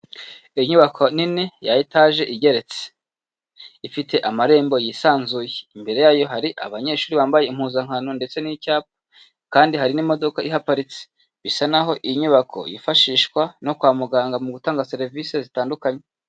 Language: Kinyarwanda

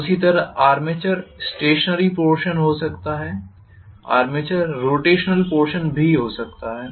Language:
Hindi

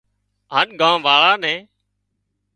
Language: Wadiyara Koli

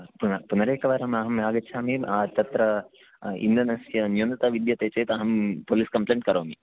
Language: Sanskrit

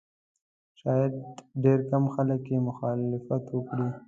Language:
Pashto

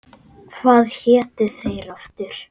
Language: Icelandic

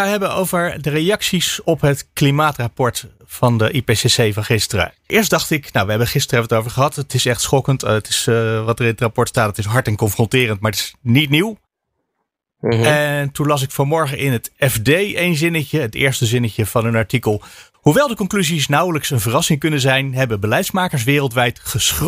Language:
Dutch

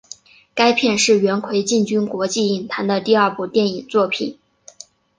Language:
Chinese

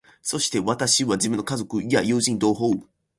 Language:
Japanese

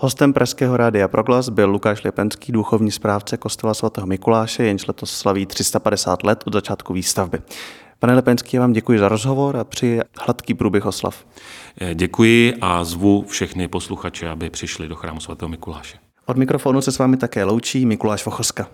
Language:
Czech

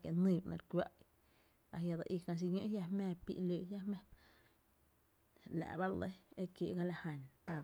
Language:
Tepinapa Chinantec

